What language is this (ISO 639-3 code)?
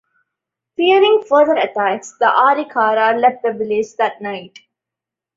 eng